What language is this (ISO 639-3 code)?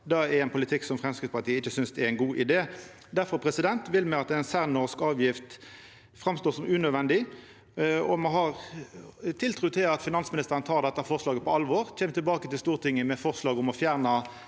nor